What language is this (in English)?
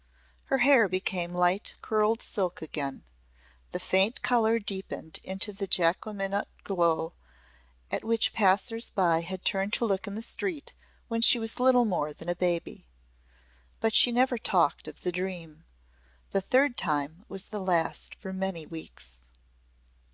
English